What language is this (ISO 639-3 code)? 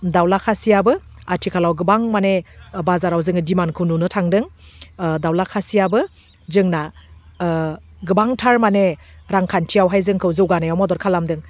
brx